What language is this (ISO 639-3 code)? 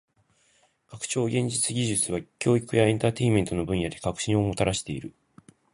jpn